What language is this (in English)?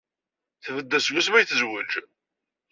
Kabyle